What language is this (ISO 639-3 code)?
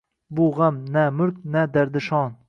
uzb